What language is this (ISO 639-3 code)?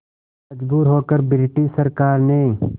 hin